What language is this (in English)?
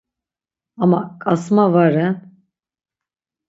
Laz